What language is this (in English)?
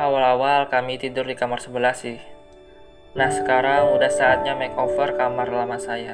Indonesian